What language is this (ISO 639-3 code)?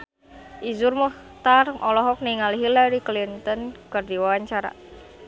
sun